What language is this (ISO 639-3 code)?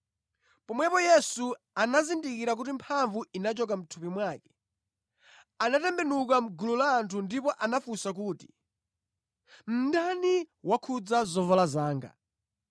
nya